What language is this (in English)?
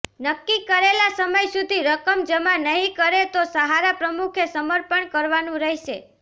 Gujarati